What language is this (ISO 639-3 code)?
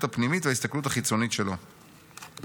heb